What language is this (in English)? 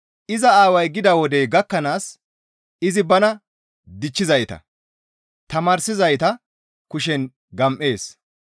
Gamo